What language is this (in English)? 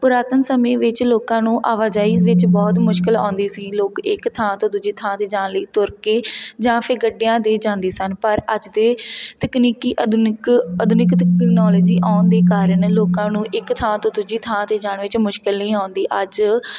Punjabi